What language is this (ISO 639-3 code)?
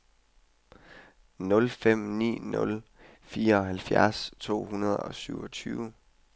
dan